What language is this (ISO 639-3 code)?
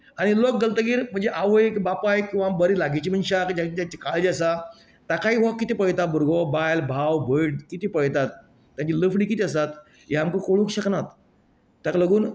kok